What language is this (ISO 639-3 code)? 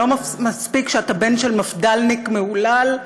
heb